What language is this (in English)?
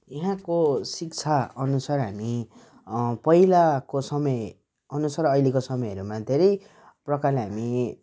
Nepali